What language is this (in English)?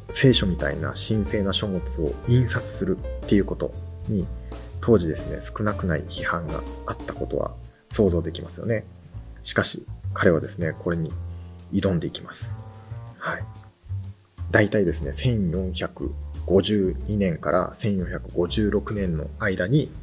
Japanese